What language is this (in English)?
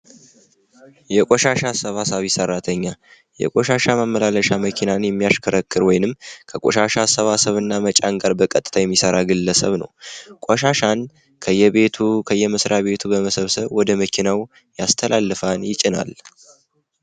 Amharic